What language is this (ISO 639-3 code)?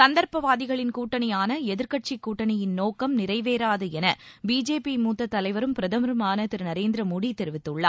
tam